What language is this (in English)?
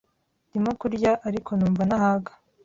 Kinyarwanda